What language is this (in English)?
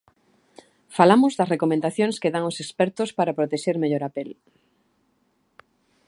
Galician